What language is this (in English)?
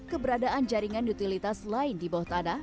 Indonesian